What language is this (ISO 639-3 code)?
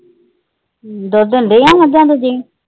pan